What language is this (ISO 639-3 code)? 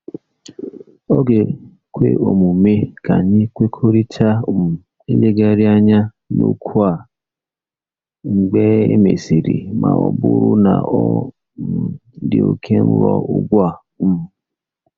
ibo